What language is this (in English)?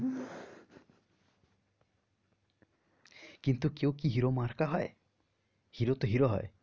Bangla